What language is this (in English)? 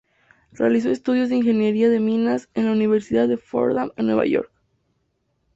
Spanish